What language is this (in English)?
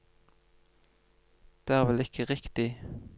Norwegian